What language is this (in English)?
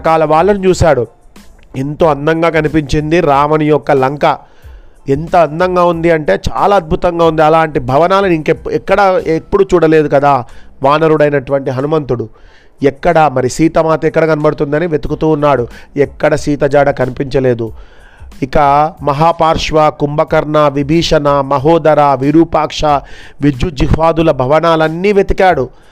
Telugu